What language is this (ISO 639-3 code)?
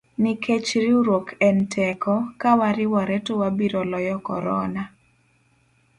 luo